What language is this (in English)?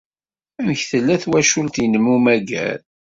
Kabyle